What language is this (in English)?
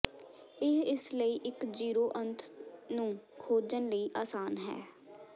Punjabi